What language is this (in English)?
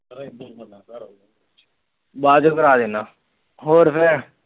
Punjabi